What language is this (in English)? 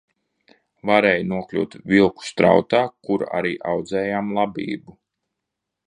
Latvian